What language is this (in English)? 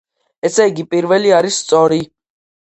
Georgian